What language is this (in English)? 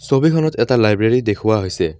Assamese